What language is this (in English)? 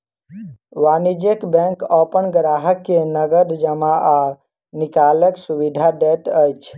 Maithili